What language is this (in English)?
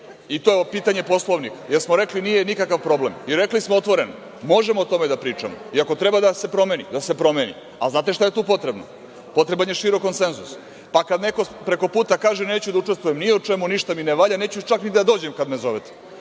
Serbian